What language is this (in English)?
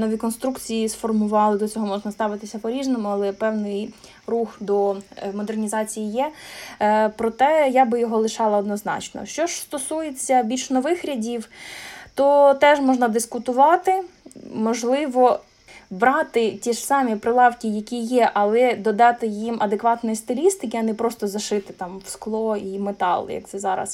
Ukrainian